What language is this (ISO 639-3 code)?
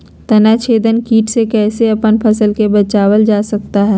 mag